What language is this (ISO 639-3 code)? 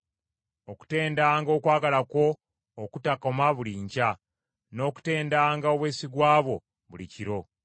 lug